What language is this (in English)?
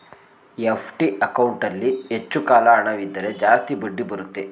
Kannada